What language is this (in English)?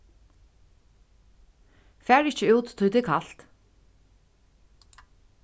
Faroese